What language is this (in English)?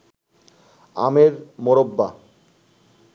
Bangla